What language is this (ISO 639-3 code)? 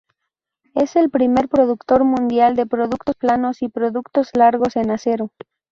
spa